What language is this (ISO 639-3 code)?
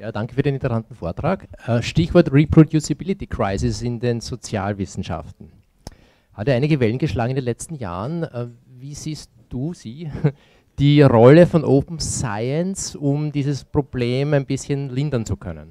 deu